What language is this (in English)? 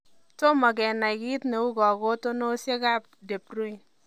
Kalenjin